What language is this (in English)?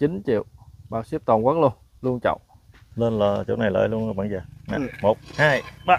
Vietnamese